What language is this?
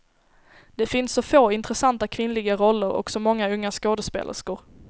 Swedish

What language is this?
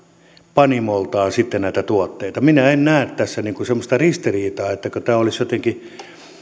Finnish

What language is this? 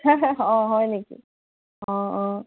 Assamese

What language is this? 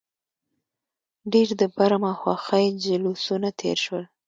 Pashto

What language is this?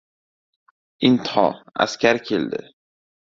Uzbek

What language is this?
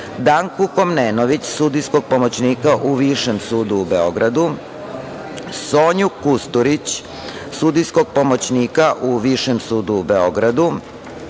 Serbian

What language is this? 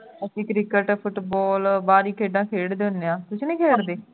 Punjabi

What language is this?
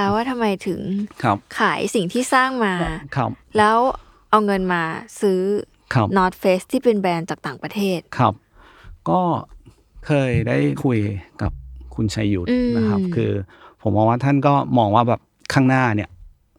Thai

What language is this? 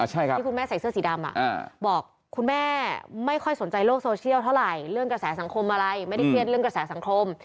Thai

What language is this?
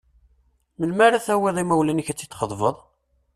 Kabyle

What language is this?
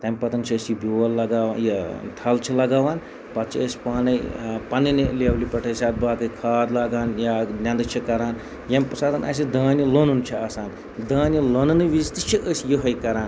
Kashmiri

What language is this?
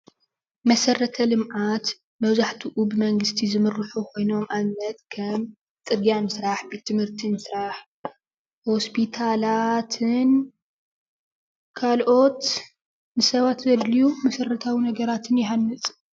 Tigrinya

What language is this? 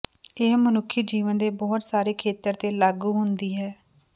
Punjabi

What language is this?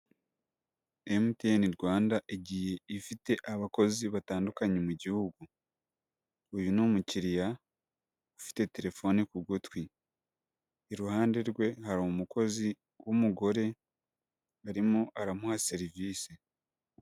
Kinyarwanda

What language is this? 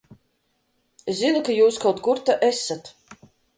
Latvian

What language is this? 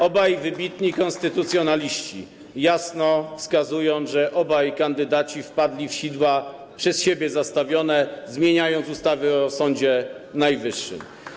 Polish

